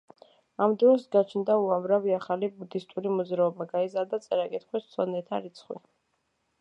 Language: Georgian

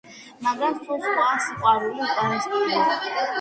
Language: Georgian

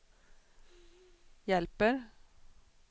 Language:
Swedish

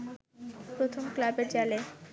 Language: Bangla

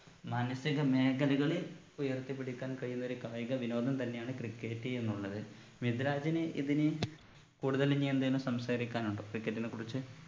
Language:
Malayalam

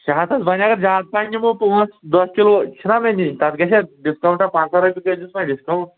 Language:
Kashmiri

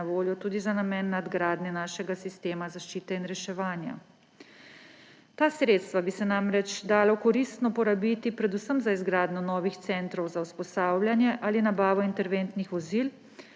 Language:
Slovenian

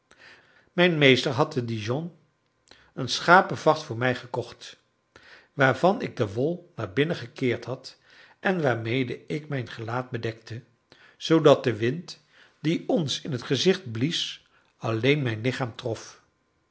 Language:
Dutch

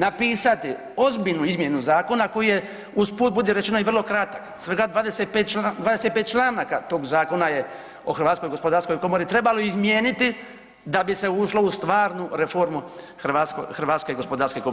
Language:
Croatian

